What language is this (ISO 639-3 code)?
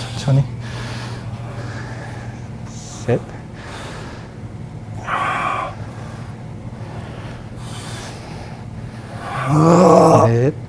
kor